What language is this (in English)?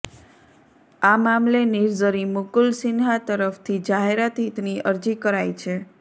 Gujarati